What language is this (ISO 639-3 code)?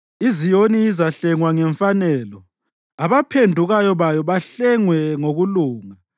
nde